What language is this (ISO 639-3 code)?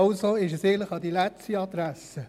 gsw